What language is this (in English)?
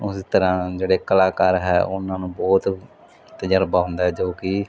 Punjabi